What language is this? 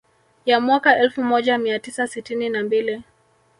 Swahili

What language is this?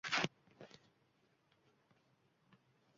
Uzbek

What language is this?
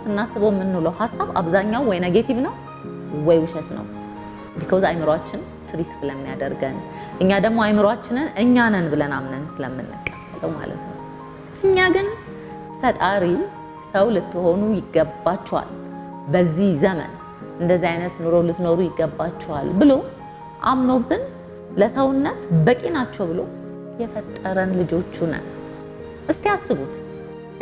Arabic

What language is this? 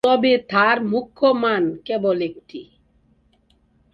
Bangla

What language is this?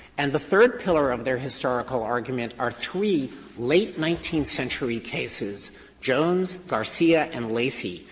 English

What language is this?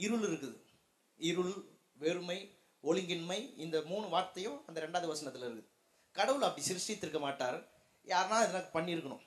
Tamil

